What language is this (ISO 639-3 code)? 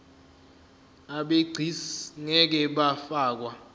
zul